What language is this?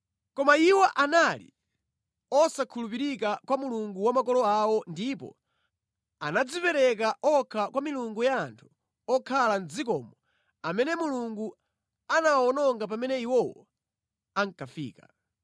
Nyanja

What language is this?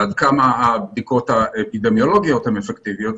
Hebrew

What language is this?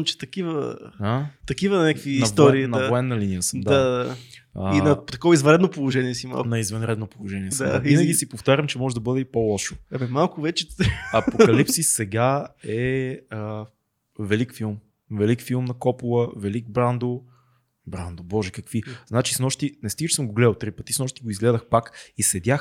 Bulgarian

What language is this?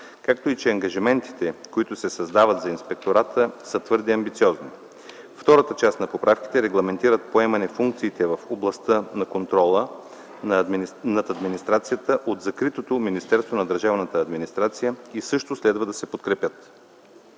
Bulgarian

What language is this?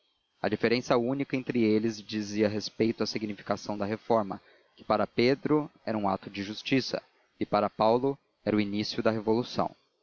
Portuguese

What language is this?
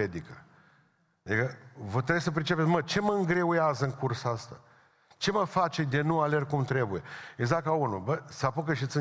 Romanian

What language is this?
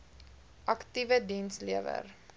Afrikaans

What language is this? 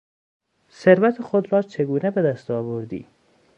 Persian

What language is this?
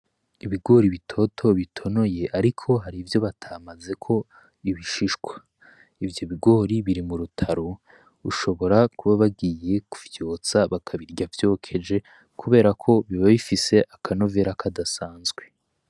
Rundi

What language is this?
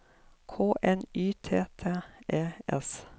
Norwegian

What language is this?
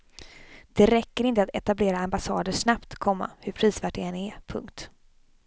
Swedish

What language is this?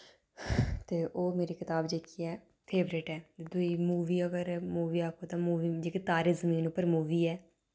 Dogri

